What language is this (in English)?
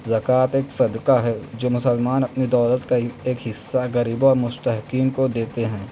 Urdu